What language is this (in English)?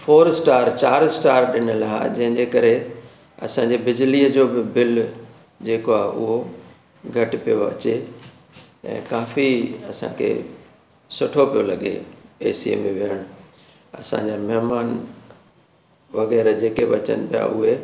Sindhi